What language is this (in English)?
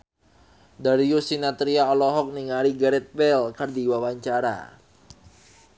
Sundanese